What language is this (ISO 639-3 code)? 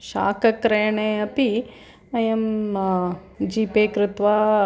san